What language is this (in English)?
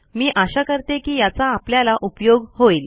Marathi